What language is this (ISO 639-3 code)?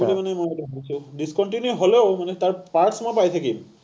asm